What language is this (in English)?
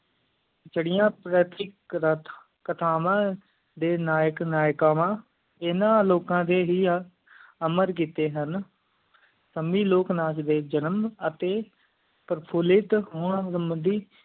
Punjabi